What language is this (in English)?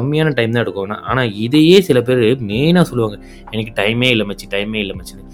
Tamil